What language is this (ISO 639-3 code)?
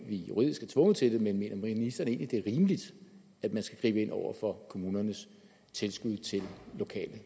dan